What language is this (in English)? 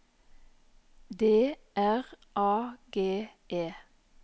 Norwegian